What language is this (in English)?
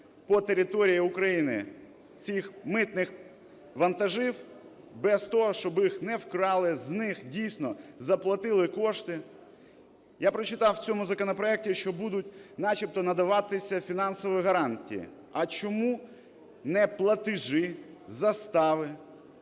Ukrainian